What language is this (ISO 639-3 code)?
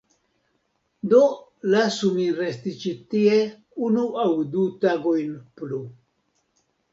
epo